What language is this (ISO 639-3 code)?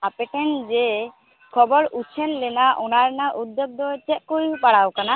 sat